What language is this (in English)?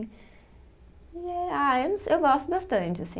Portuguese